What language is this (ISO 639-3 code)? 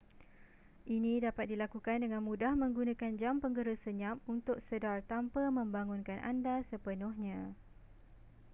msa